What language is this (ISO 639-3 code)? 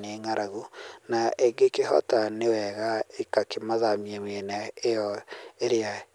kik